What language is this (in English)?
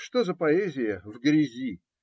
Russian